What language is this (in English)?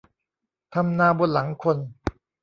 Thai